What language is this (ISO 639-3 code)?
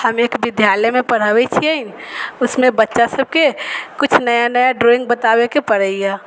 mai